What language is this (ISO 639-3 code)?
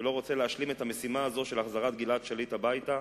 heb